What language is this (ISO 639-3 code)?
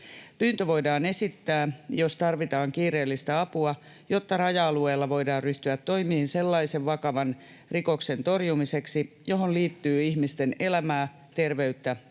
fin